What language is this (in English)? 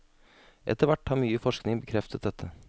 Norwegian